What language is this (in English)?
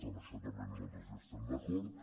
Catalan